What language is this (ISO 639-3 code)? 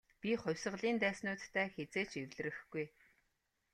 mon